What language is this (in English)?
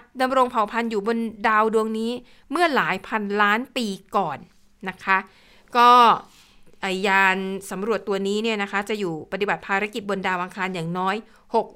Thai